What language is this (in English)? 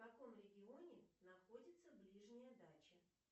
Russian